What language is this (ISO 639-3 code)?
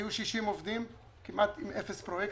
heb